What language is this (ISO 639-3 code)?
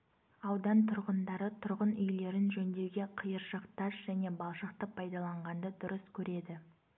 kaz